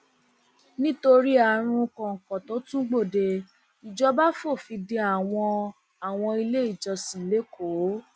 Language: Yoruba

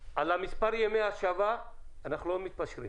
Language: Hebrew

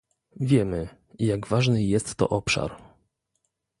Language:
Polish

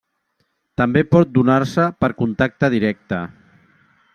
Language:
Catalan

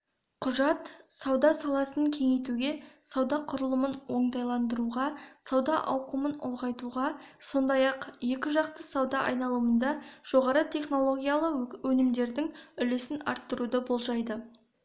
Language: Kazakh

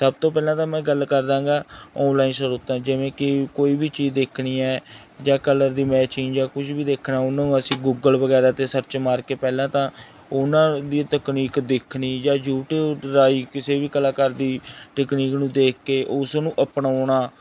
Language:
Punjabi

